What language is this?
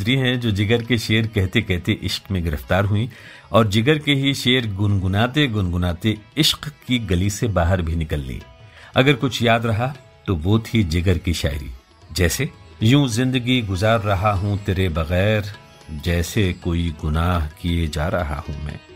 Hindi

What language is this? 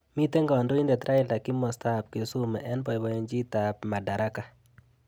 Kalenjin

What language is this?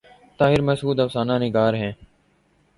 Urdu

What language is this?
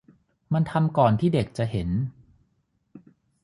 Thai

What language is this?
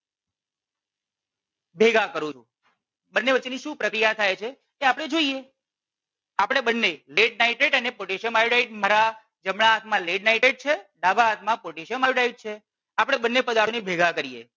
Gujarati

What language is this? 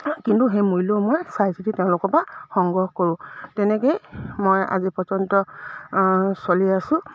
Assamese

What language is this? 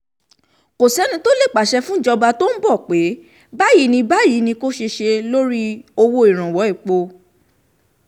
Yoruba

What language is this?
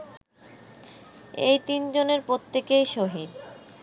Bangla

